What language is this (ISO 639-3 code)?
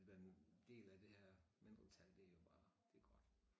dan